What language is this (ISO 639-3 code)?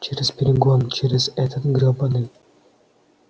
rus